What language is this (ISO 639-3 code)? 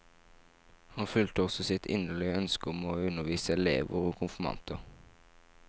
nor